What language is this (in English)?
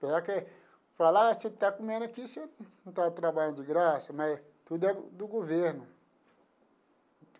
Portuguese